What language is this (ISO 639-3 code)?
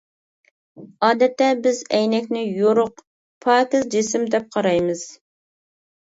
uig